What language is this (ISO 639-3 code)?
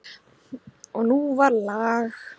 isl